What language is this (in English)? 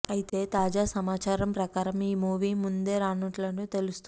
Telugu